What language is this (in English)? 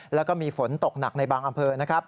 Thai